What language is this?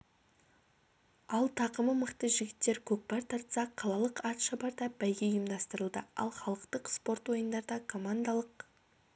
Kazakh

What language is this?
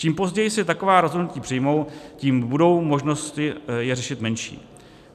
Czech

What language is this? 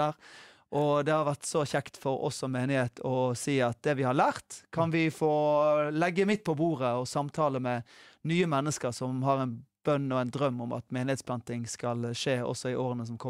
Norwegian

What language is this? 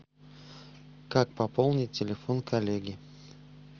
Russian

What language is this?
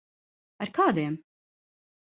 Latvian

